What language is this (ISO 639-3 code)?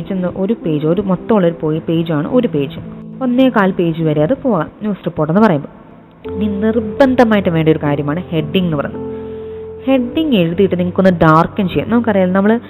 mal